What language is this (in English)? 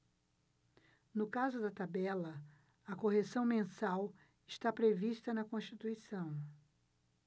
Portuguese